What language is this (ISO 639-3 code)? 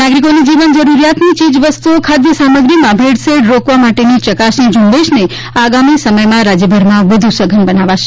guj